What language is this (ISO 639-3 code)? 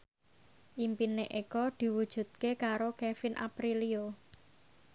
jav